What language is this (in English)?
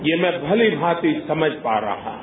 Hindi